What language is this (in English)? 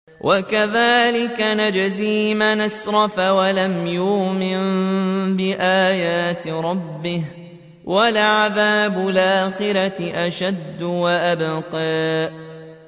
Arabic